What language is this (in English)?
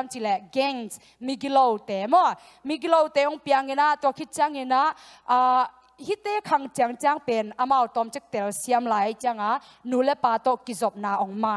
Thai